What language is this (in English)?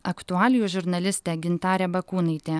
Lithuanian